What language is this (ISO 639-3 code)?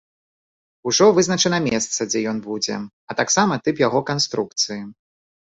bel